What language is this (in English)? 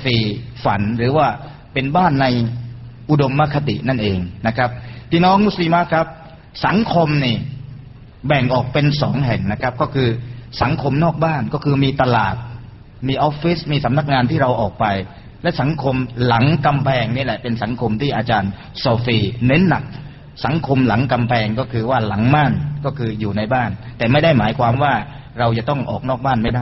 Thai